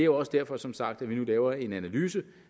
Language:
Danish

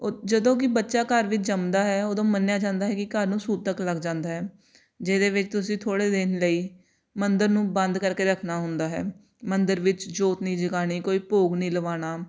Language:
Punjabi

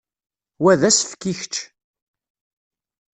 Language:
Kabyle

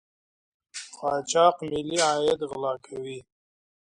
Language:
Pashto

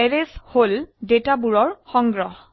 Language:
Assamese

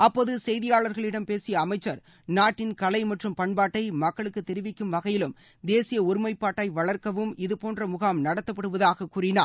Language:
Tamil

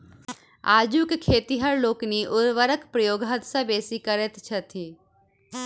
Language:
Maithili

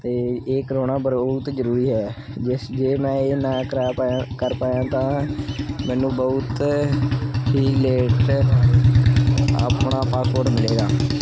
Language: Punjabi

